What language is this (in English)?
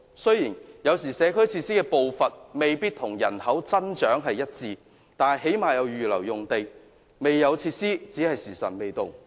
Cantonese